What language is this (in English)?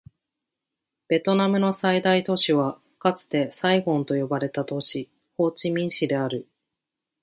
Japanese